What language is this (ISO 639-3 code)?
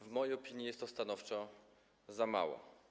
pol